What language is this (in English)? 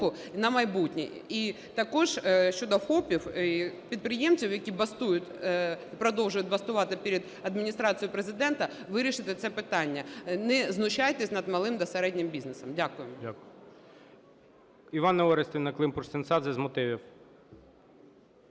Ukrainian